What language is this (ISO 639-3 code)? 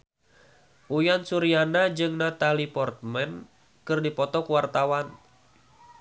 sun